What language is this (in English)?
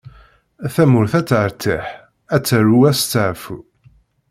Kabyle